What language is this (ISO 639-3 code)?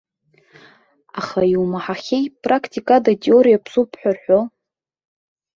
abk